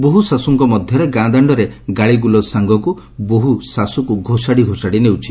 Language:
Odia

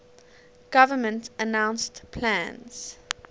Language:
English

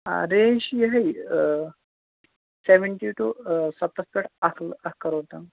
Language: Kashmiri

